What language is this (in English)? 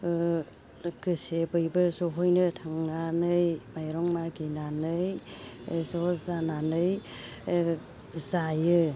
Bodo